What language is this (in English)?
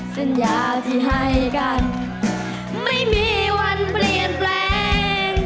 Thai